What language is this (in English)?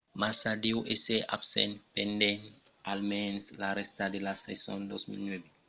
Occitan